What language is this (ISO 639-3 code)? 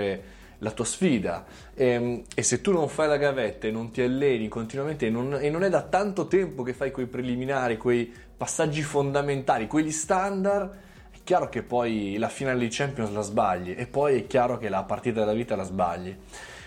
ita